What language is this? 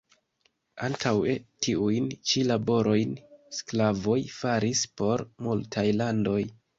Esperanto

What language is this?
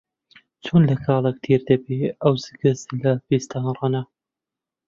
Central Kurdish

